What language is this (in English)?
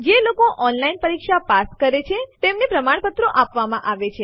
Gujarati